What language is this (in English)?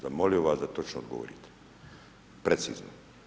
Croatian